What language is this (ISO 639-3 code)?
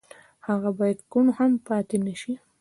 pus